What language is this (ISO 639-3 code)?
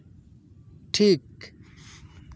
sat